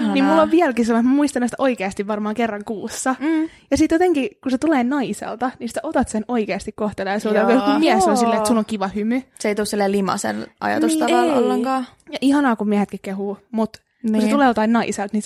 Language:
Finnish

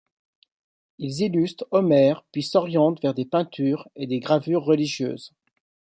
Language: French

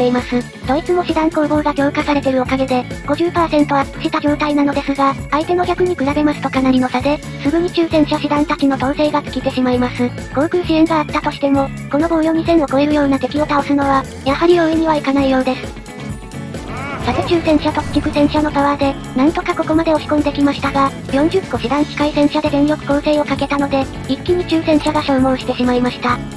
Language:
Japanese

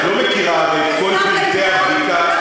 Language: Hebrew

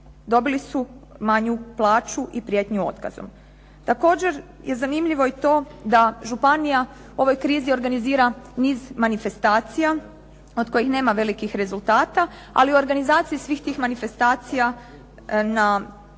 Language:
Croatian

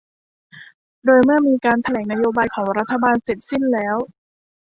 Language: Thai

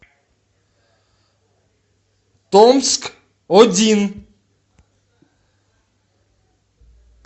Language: Russian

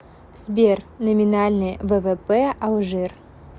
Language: Russian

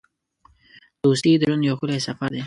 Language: Pashto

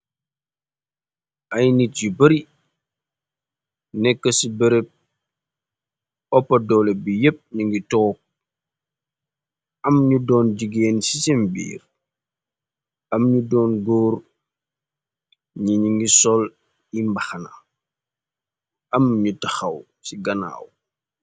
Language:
Wolof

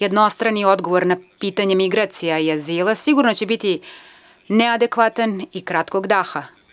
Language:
Serbian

